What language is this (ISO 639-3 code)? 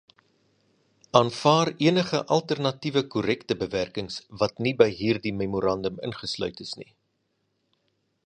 afr